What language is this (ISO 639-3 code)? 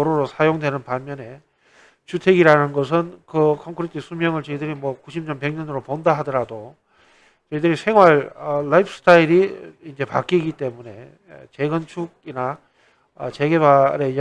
kor